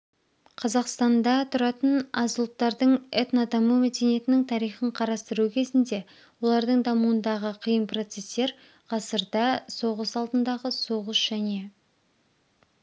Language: Kazakh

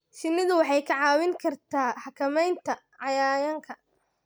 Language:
Somali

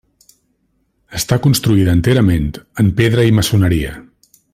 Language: Catalan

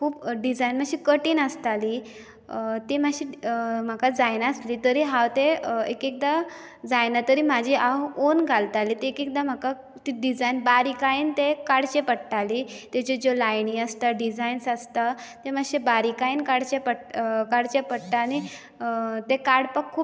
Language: Konkani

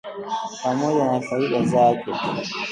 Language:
Swahili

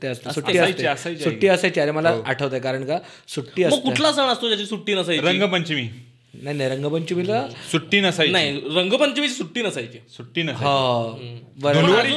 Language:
Marathi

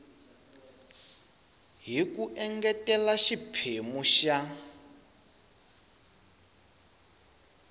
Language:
Tsonga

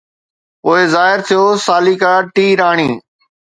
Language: Sindhi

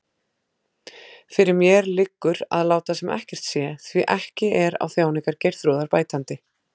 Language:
Icelandic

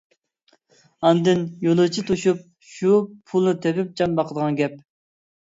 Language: Uyghur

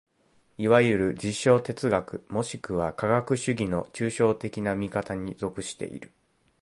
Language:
Japanese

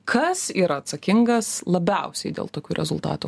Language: Lithuanian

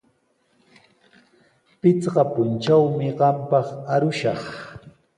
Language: Sihuas Ancash Quechua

